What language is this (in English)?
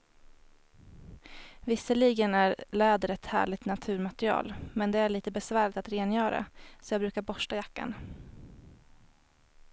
Swedish